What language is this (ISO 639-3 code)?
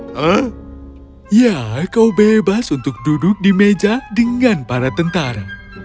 ind